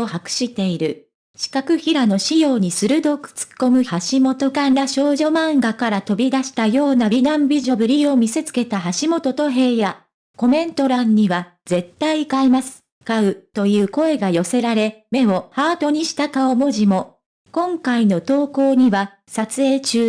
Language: Japanese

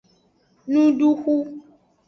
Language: Aja (Benin)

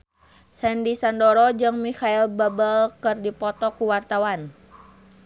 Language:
Sundanese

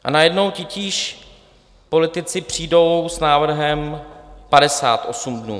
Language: Czech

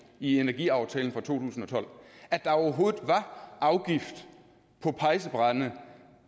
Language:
Danish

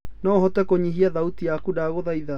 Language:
Kikuyu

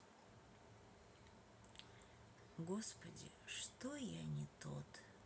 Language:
Russian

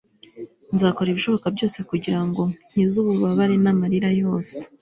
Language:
Kinyarwanda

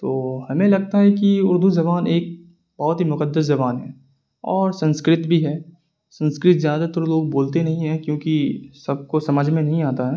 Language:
Urdu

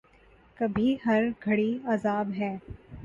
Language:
Urdu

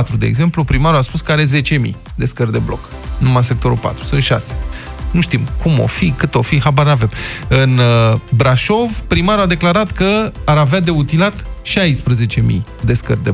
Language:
Romanian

